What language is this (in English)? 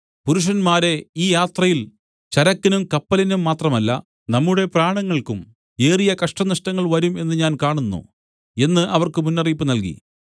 Malayalam